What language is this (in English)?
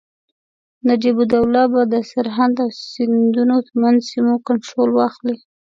Pashto